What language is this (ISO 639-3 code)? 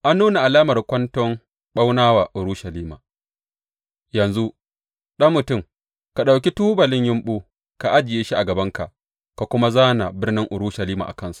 hau